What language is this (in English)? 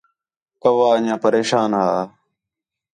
Khetrani